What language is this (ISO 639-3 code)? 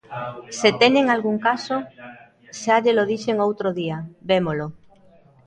glg